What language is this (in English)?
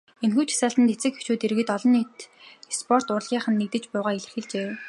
Mongolian